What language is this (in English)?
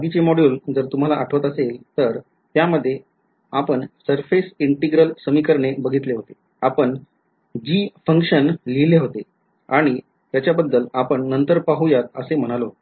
Marathi